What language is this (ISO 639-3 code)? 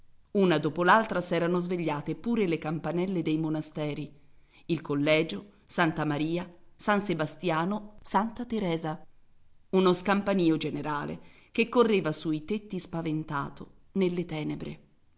ita